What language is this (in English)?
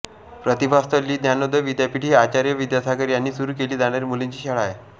Marathi